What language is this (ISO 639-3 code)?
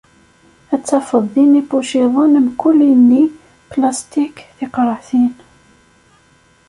kab